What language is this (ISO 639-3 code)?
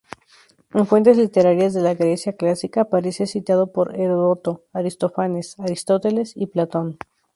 spa